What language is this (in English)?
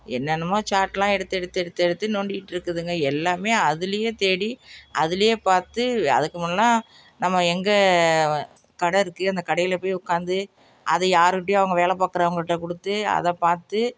Tamil